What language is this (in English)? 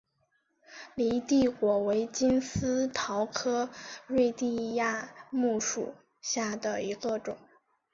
Chinese